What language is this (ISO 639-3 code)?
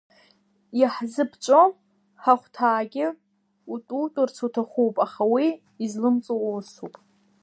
abk